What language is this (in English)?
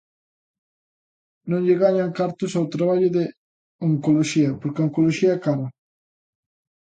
Galician